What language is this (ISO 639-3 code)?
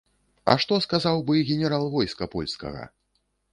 bel